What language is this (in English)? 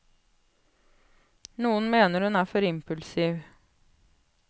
Norwegian